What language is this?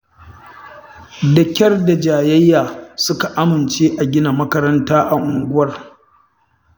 Hausa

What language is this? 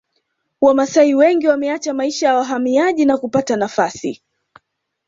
Swahili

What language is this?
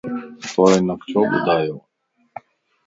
Lasi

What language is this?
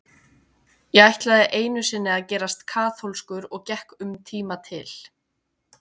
Icelandic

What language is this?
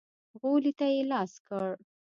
Pashto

